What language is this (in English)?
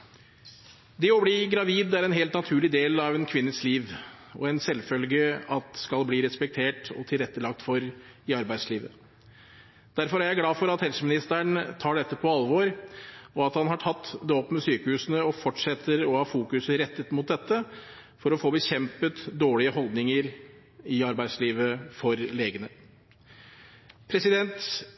Norwegian Bokmål